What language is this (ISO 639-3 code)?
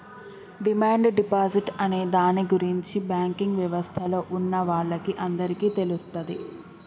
tel